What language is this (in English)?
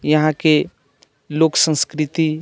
Maithili